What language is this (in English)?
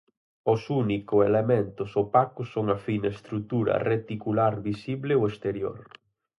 Galician